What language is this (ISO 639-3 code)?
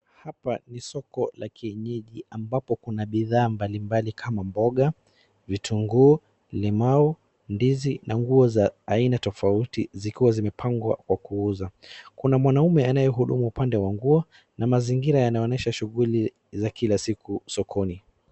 swa